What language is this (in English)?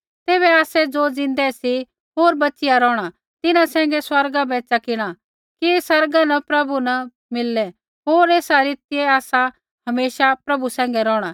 Kullu Pahari